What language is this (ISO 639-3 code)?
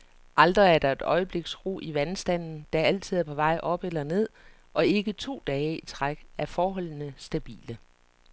dan